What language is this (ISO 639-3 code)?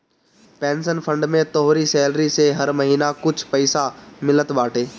bho